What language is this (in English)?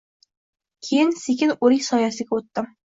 Uzbek